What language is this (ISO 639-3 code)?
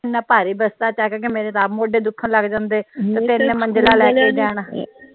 pan